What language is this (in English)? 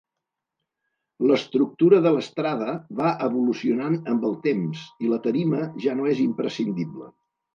Catalan